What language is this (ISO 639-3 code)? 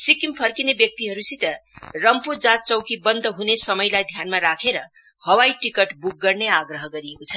nep